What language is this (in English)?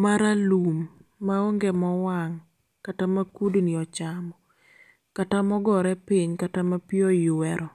Luo (Kenya and Tanzania)